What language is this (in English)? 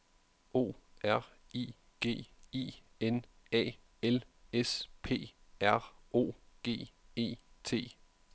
Danish